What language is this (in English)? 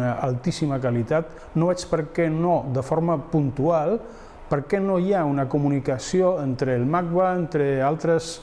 Spanish